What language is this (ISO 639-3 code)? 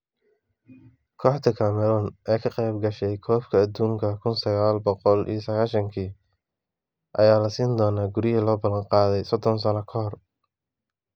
som